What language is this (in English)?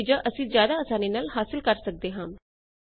Punjabi